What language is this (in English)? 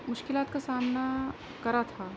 Urdu